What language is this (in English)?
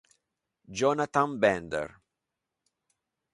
Italian